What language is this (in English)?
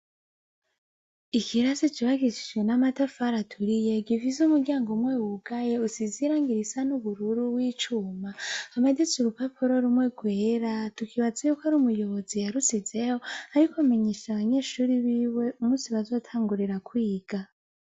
Rundi